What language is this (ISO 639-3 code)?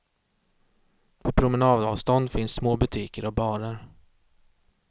swe